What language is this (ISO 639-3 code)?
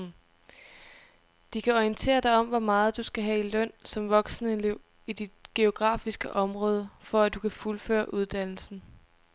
dan